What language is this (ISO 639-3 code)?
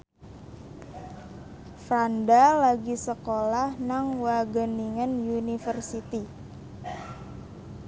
jav